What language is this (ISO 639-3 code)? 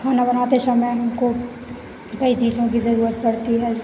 hin